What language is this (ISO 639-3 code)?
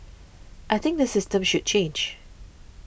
eng